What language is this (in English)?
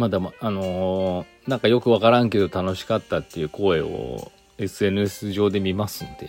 Japanese